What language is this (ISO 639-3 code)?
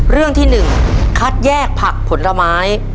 tha